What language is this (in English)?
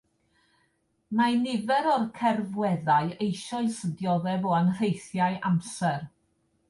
Welsh